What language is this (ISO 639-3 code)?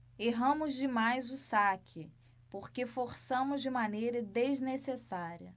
por